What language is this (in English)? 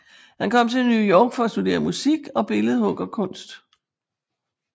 Danish